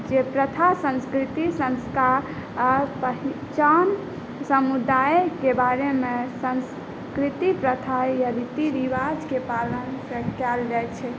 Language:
Maithili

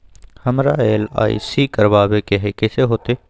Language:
Magahi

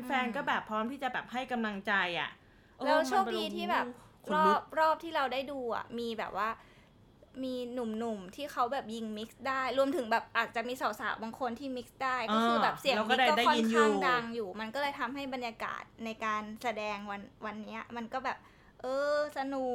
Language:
Thai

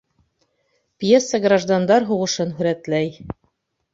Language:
Bashkir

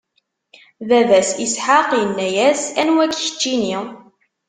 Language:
Kabyle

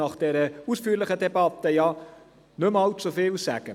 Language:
Swiss German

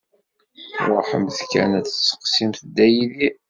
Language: Kabyle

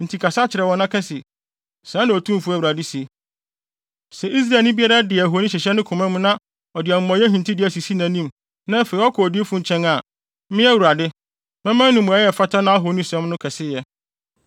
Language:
Akan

